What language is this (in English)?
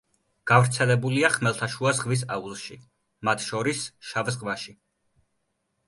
Georgian